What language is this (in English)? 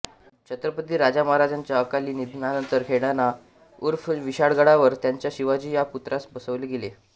Marathi